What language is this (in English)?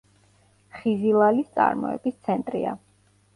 Georgian